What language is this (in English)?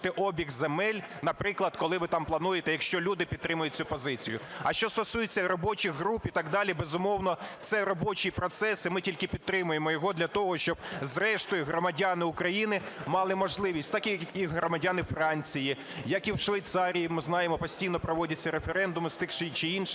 Ukrainian